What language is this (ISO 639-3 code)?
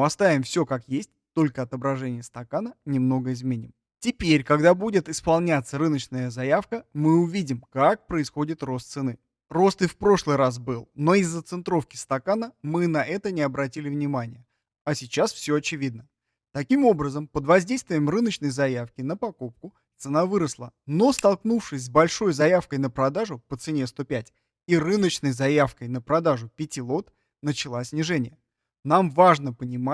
rus